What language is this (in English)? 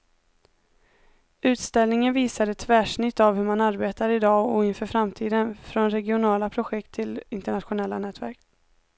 Swedish